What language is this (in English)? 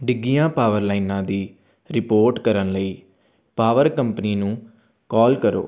Punjabi